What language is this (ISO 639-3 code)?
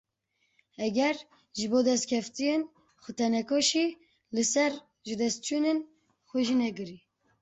kur